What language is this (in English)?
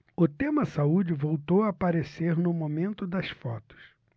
Portuguese